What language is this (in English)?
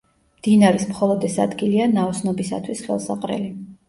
Georgian